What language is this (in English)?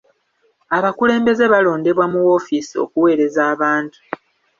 Ganda